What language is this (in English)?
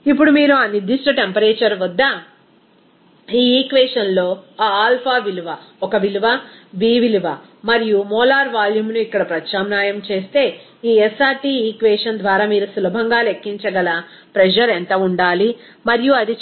Telugu